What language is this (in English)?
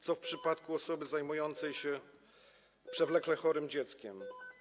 Polish